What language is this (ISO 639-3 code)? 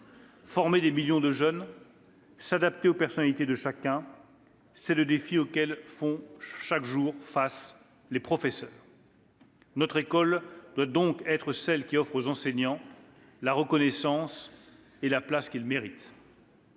fra